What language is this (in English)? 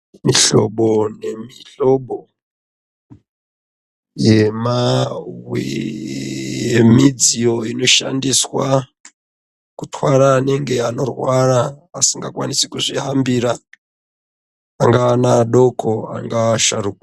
Ndau